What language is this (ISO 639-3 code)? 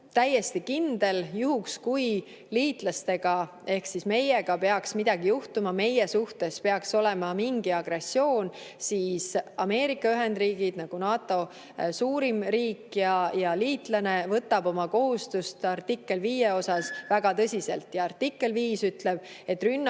est